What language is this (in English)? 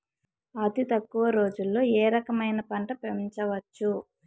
Telugu